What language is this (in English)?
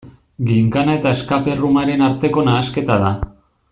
Basque